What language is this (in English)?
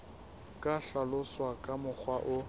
Southern Sotho